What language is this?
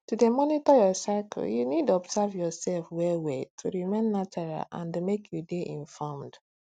Nigerian Pidgin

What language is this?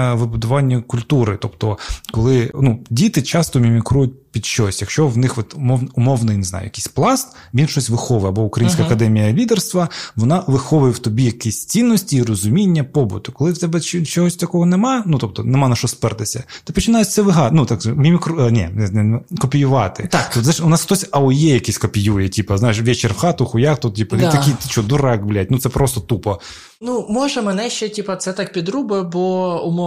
Ukrainian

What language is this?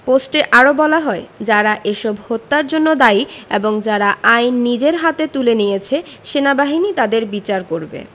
Bangla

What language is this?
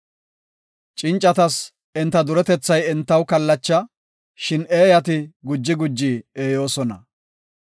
Gofa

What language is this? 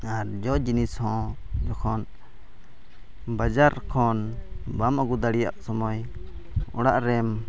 Santali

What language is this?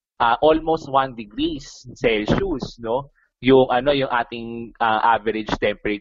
Filipino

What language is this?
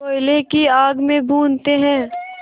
Hindi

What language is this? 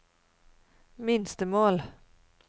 Norwegian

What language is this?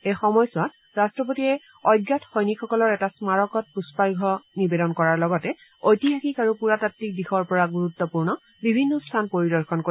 Assamese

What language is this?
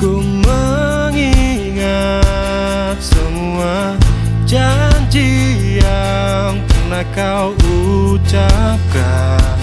Indonesian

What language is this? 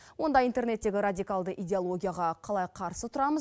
Kazakh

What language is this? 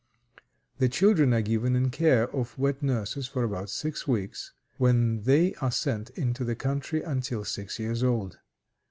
English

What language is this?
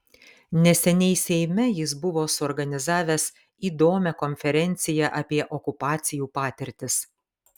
Lithuanian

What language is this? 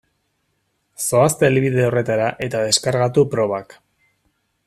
Basque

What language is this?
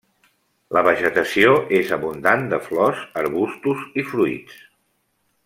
Catalan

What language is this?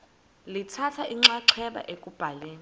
Xhosa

